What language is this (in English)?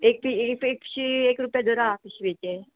Konkani